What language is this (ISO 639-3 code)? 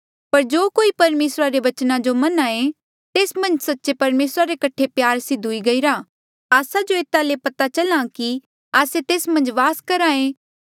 mjl